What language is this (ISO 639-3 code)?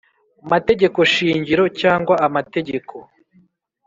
kin